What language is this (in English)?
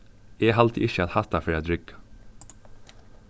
Faroese